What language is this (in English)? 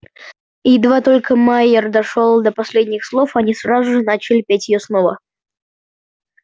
Russian